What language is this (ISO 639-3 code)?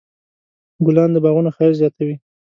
pus